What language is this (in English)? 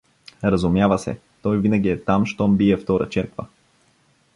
Bulgarian